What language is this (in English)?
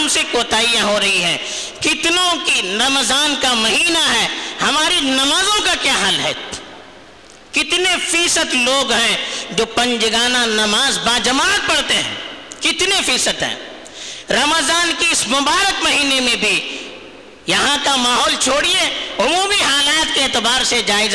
Urdu